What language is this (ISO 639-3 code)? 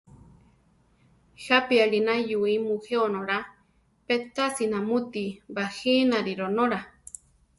tar